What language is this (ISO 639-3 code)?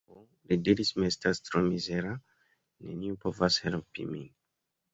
epo